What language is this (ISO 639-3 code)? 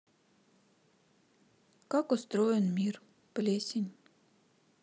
rus